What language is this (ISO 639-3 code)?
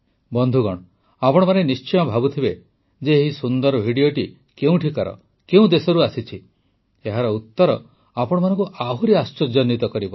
ori